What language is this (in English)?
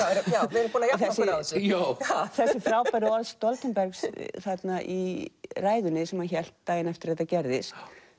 Icelandic